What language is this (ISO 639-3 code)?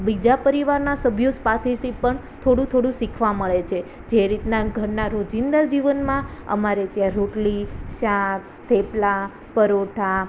guj